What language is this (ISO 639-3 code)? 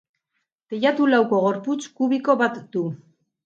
eus